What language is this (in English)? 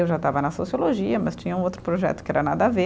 Portuguese